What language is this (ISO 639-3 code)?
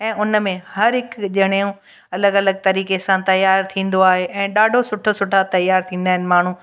snd